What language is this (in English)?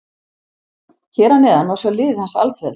Icelandic